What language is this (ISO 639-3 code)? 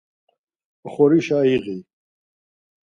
lzz